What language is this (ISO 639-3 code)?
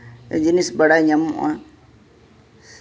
sat